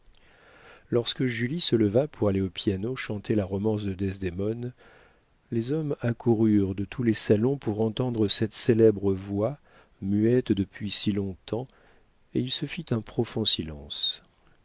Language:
French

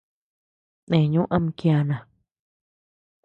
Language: Tepeuxila Cuicatec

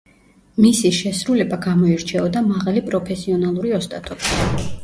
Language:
Georgian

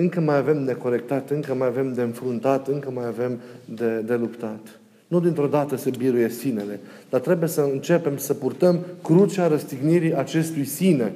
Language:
Romanian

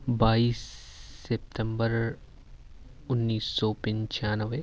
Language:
Urdu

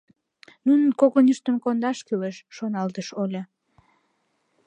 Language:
Mari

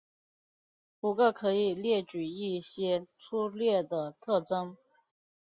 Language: Chinese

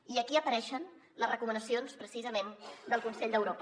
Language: Catalan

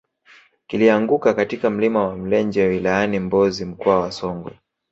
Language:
Swahili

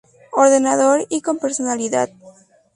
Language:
Spanish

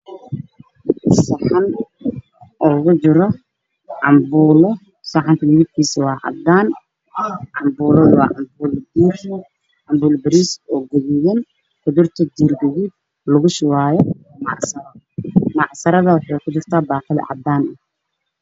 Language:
Somali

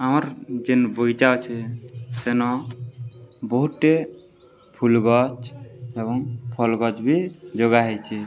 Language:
Odia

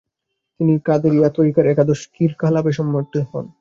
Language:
Bangla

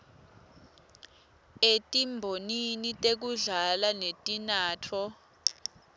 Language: Swati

